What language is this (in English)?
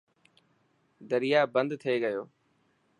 Dhatki